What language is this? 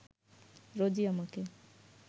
Bangla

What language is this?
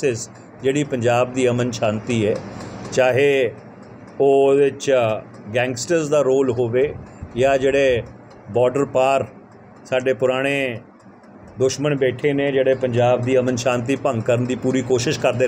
Hindi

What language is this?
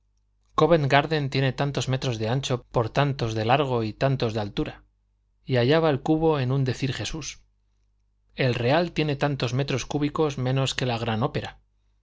Spanish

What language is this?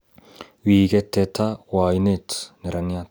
Kalenjin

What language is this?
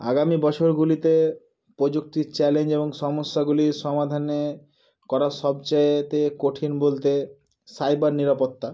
Bangla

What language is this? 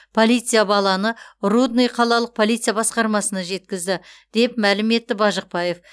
Kazakh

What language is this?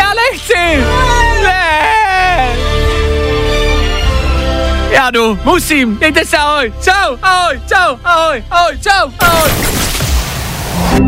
Czech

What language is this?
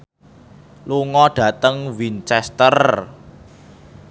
Javanese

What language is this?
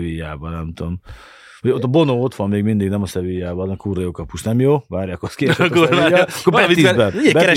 Hungarian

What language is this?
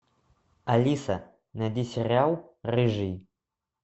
Russian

